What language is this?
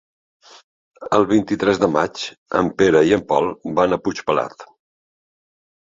Catalan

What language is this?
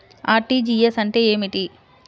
Telugu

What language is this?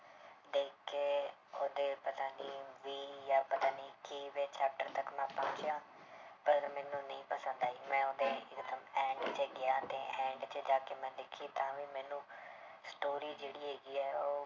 Punjabi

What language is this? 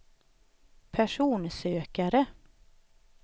Swedish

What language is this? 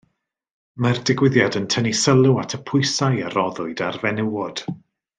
Welsh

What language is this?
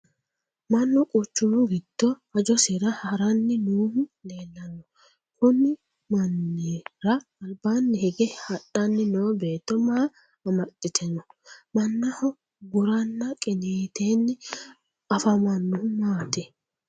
Sidamo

